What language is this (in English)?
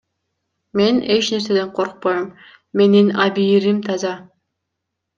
Kyrgyz